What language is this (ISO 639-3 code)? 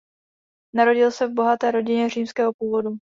ces